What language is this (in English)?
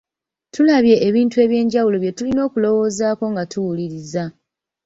Ganda